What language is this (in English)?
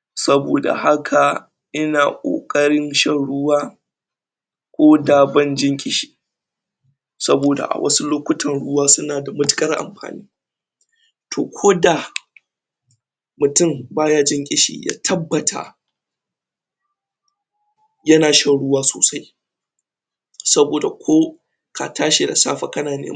Hausa